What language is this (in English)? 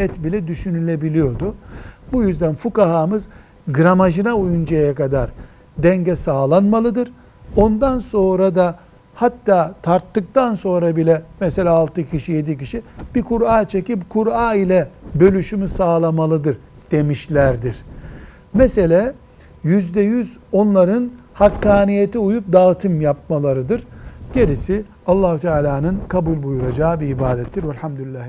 Turkish